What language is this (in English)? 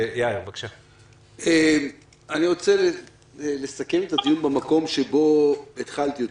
Hebrew